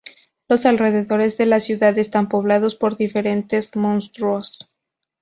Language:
Spanish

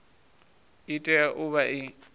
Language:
Venda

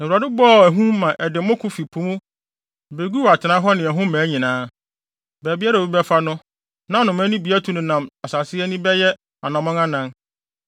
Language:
Akan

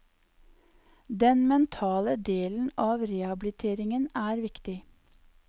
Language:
Norwegian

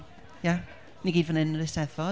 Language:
Welsh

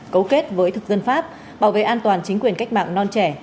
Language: Vietnamese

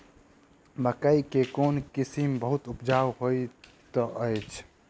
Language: Maithili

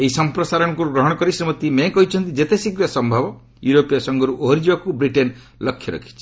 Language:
Odia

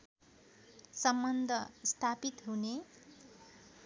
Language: Nepali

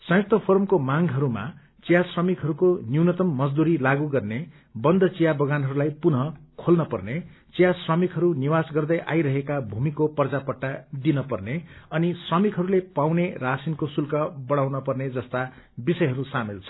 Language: Nepali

